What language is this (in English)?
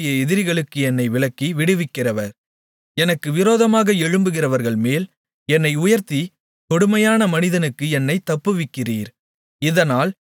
Tamil